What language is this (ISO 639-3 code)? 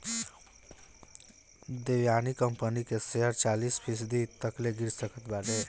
bho